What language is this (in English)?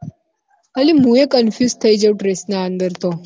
Gujarati